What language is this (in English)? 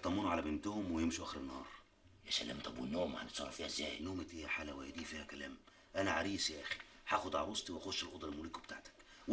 Arabic